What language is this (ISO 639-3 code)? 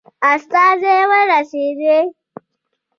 pus